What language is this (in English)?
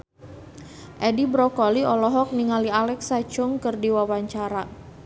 Sundanese